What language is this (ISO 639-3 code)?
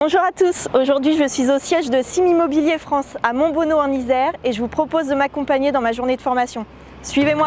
fra